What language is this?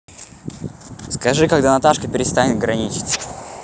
Russian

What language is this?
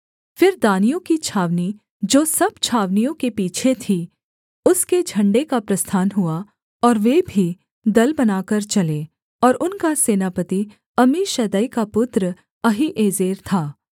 Hindi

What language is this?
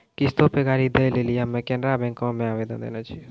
Maithili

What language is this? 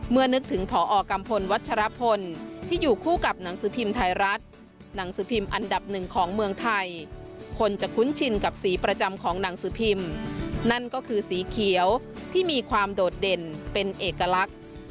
Thai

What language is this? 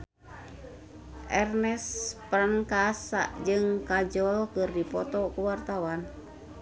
Sundanese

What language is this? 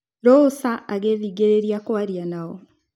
Kikuyu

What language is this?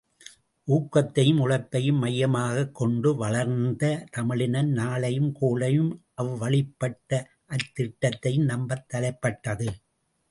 Tamil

